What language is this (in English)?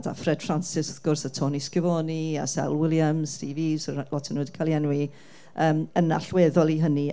Welsh